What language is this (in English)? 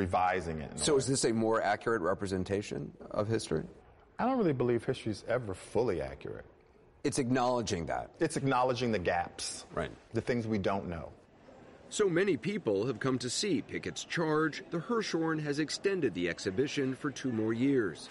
English